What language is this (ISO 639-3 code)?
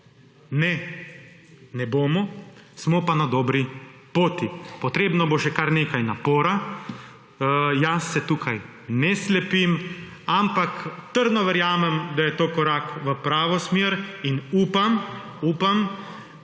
slv